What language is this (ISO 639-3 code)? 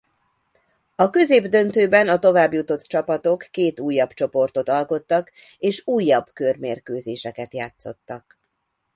hun